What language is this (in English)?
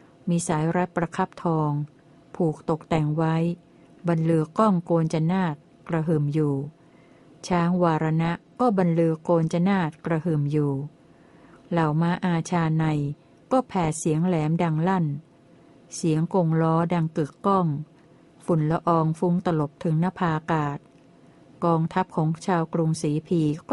Thai